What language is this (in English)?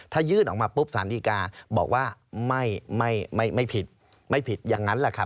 Thai